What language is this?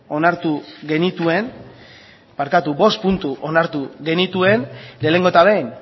Basque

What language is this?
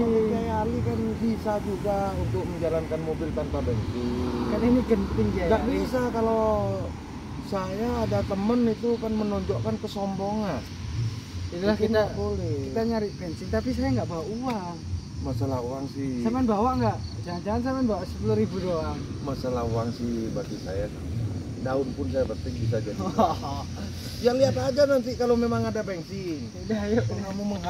Indonesian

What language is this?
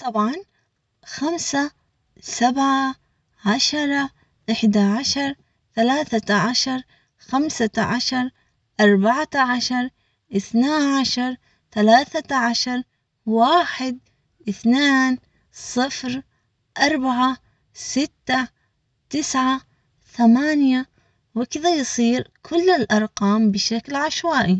Omani Arabic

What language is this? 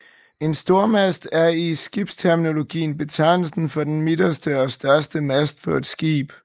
Danish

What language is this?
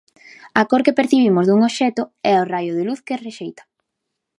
Galician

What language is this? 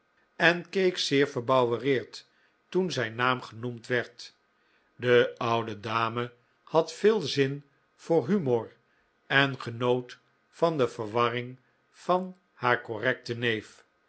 Dutch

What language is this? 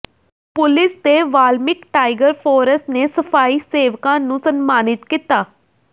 Punjabi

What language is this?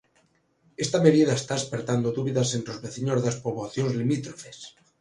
Galician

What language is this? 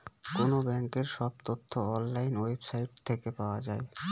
Bangla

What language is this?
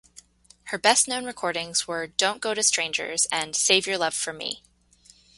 English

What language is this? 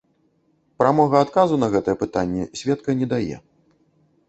Belarusian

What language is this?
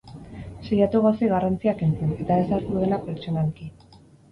Basque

